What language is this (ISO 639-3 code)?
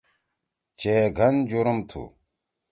trw